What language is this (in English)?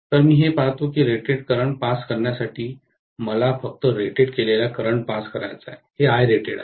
Marathi